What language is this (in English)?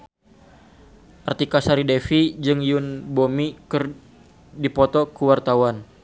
Sundanese